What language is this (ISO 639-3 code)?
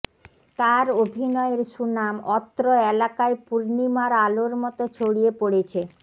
ben